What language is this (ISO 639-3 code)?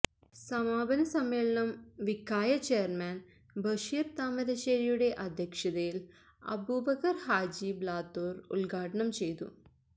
mal